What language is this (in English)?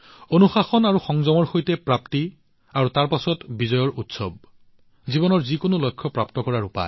Assamese